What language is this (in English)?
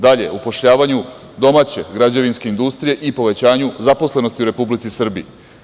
Serbian